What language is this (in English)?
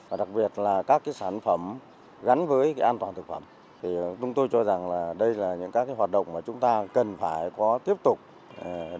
Vietnamese